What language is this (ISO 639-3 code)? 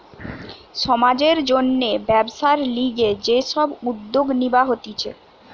ben